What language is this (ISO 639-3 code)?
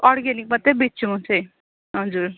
nep